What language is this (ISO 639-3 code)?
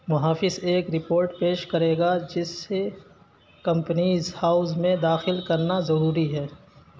urd